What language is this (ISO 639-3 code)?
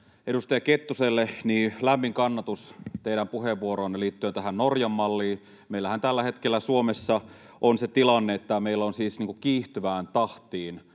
fin